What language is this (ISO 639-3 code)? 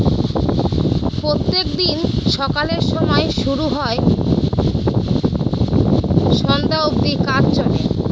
ben